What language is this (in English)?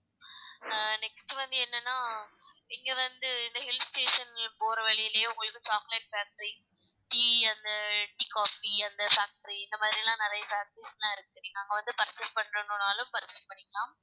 Tamil